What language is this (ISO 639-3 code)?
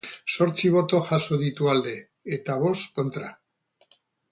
eus